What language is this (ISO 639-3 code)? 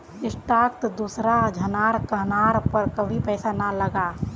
mag